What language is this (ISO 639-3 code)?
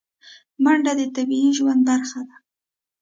pus